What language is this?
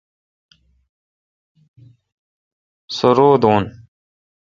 Kalkoti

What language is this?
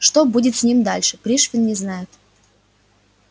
Russian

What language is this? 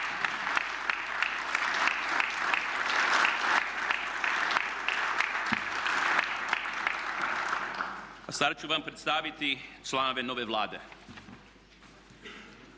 Croatian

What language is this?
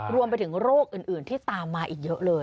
Thai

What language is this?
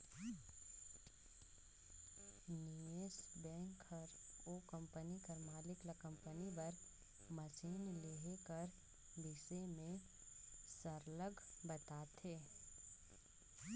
Chhattisgarhi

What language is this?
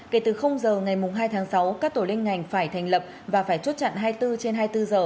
Vietnamese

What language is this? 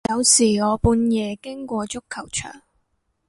Cantonese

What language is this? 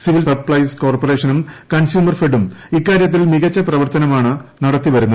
Malayalam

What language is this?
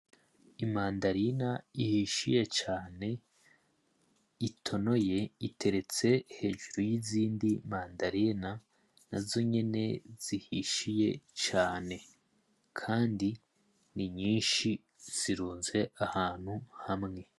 Rundi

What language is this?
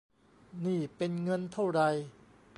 Thai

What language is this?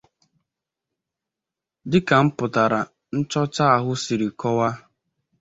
Igbo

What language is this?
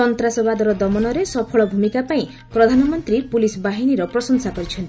Odia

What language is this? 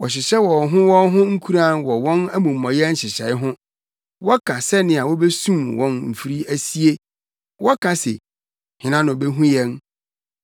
Akan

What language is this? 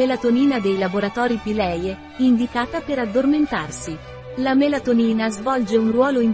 Italian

